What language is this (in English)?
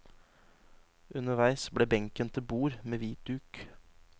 Norwegian